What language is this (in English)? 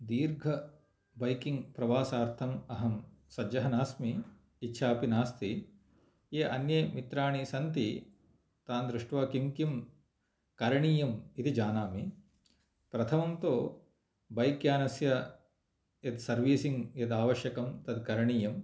Sanskrit